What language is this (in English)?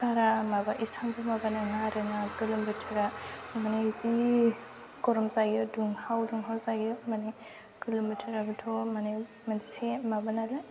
Bodo